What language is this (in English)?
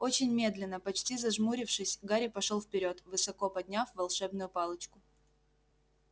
Russian